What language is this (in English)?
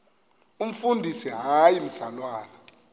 Xhosa